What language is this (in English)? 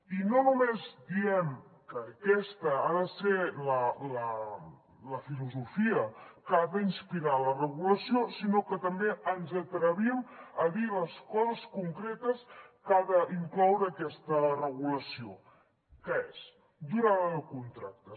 Catalan